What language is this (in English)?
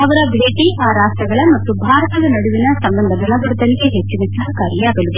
Kannada